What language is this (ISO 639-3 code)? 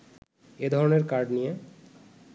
ben